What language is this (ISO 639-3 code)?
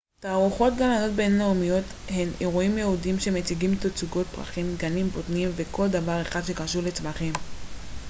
heb